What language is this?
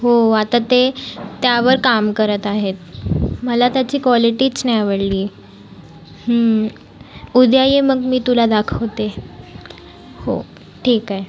Marathi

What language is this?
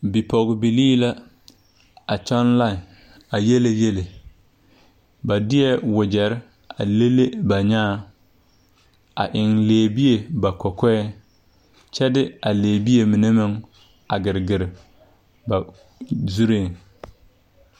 Southern Dagaare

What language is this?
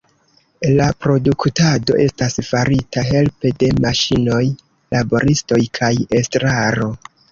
Esperanto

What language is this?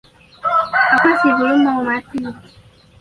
Indonesian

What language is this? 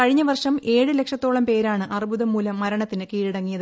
Malayalam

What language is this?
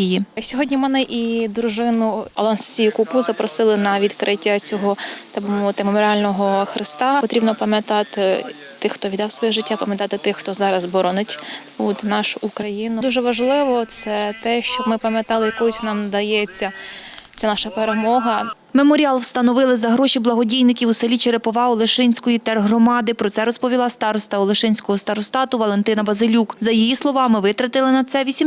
Ukrainian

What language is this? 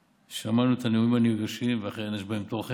Hebrew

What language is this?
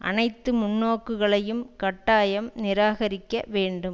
Tamil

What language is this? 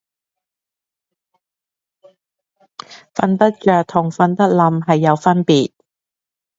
Cantonese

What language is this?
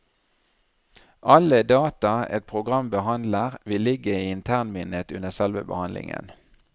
Norwegian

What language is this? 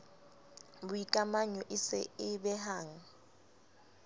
Southern Sotho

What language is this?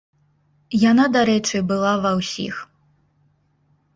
Belarusian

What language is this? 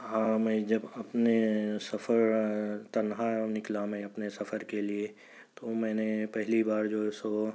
Urdu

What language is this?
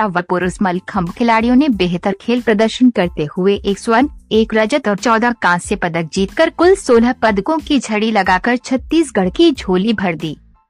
Hindi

